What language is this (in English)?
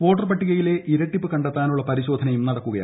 Malayalam